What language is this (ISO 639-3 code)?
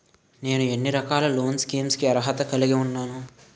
tel